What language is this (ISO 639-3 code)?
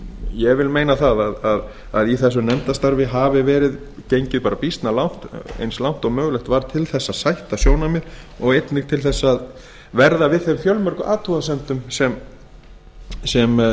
isl